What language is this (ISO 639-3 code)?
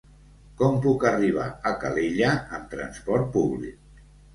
cat